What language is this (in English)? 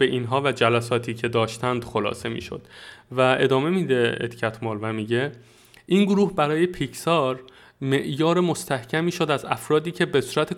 Persian